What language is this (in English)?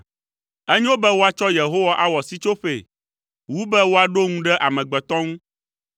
Ewe